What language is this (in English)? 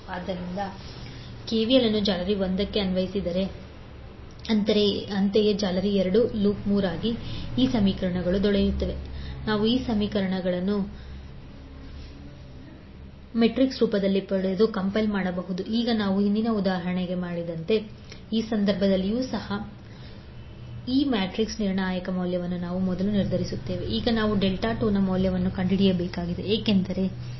Kannada